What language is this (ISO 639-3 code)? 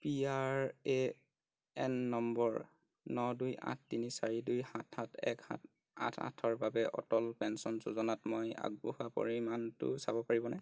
asm